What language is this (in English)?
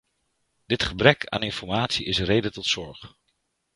Dutch